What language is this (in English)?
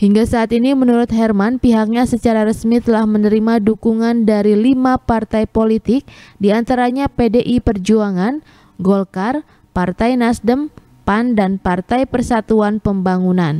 Indonesian